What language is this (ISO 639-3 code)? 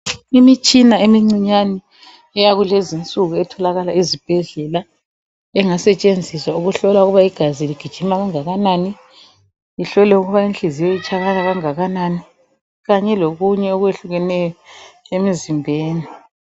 nde